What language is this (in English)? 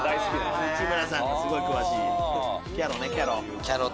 Japanese